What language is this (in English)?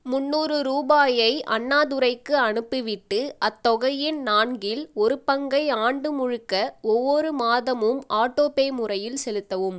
Tamil